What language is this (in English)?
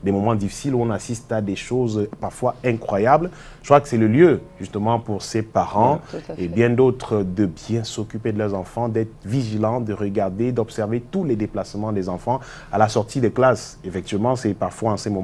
French